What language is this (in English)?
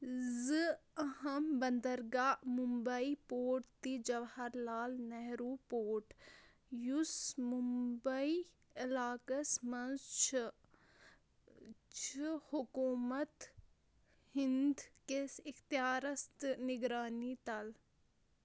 Kashmiri